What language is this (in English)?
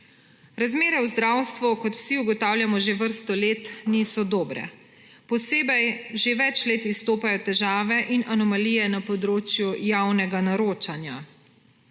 Slovenian